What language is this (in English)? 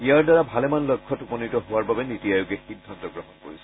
Assamese